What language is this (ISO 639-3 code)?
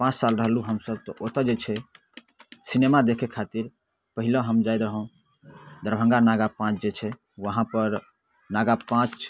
mai